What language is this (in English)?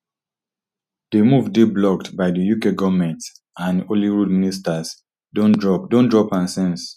Nigerian Pidgin